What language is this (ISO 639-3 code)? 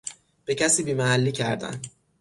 fas